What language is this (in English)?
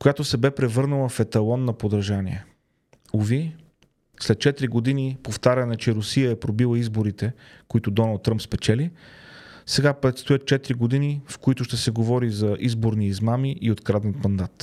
Bulgarian